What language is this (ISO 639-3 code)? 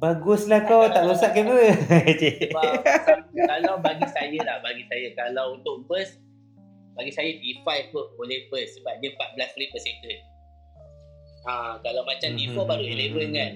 msa